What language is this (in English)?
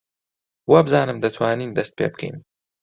Central Kurdish